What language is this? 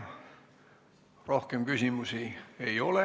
Estonian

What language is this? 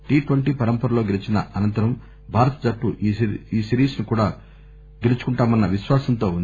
Telugu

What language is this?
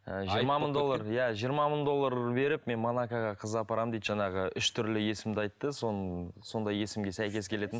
Kazakh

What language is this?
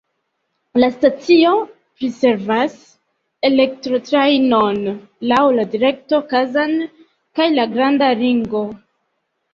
Esperanto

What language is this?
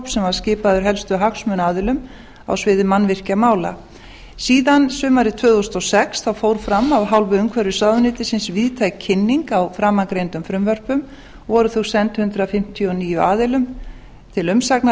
Icelandic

